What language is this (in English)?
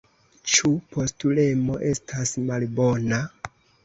Esperanto